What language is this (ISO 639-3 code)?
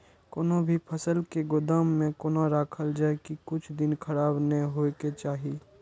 mai